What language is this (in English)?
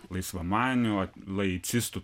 Lithuanian